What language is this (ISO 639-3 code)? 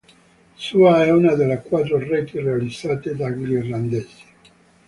ita